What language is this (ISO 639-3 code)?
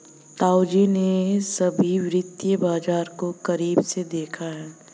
hin